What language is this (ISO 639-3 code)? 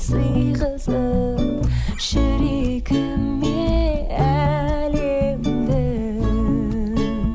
kaz